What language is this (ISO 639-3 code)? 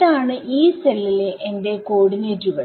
mal